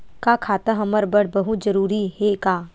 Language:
Chhattisgarhi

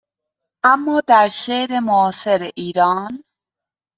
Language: Persian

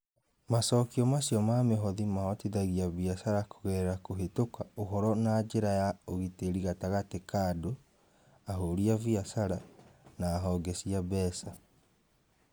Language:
Kikuyu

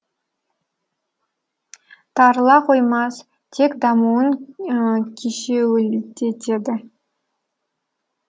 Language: Kazakh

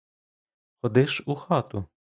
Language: Ukrainian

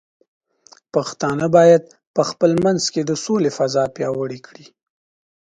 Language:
Pashto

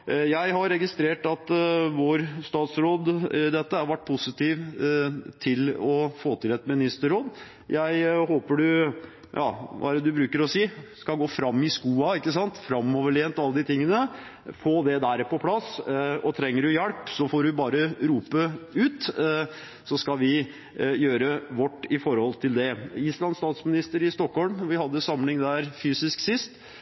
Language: Norwegian Bokmål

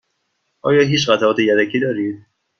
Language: Persian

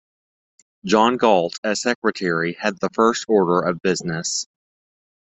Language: English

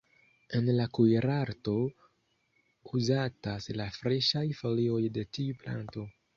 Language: Esperanto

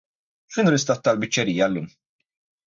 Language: Maltese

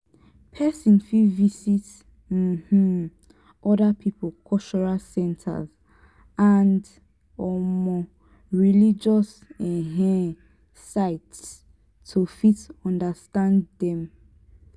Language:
Nigerian Pidgin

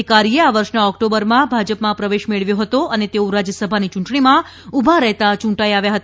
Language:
Gujarati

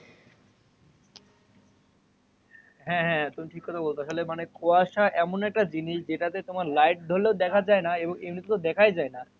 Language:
Bangla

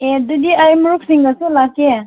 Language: Manipuri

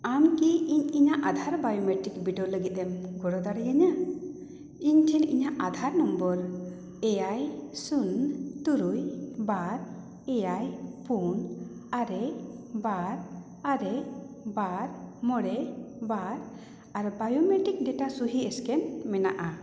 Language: Santali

